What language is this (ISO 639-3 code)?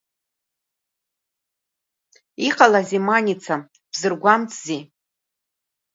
abk